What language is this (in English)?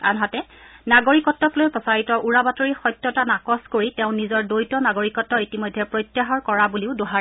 Assamese